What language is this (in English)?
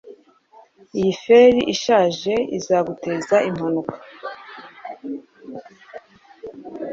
Kinyarwanda